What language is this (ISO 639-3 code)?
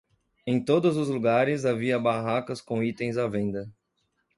por